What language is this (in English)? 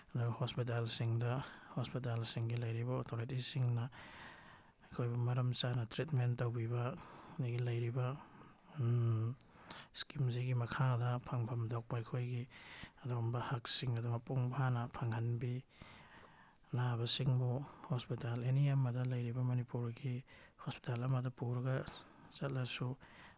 Manipuri